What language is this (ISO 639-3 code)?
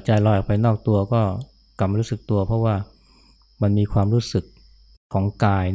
tha